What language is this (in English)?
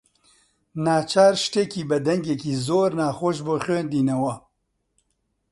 Central Kurdish